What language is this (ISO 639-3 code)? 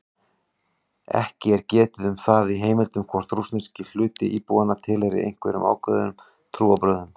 isl